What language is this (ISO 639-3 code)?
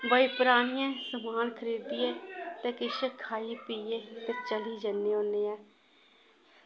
doi